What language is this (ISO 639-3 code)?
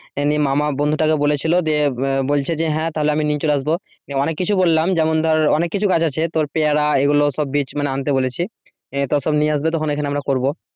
ben